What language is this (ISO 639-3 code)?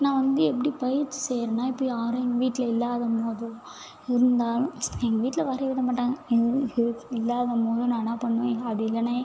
tam